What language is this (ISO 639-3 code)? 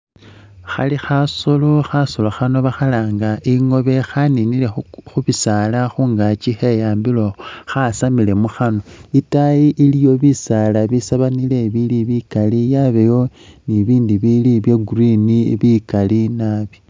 myx